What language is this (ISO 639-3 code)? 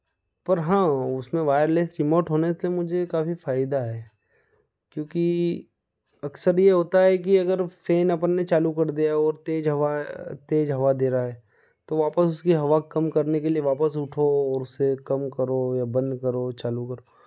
hin